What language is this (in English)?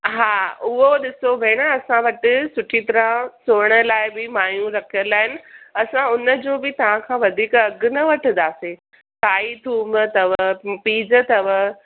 Sindhi